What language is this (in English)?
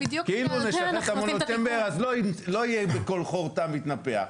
Hebrew